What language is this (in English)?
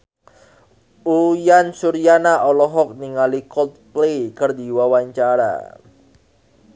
Sundanese